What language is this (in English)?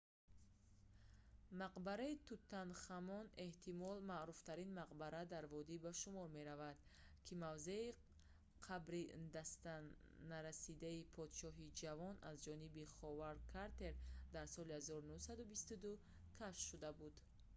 Tajik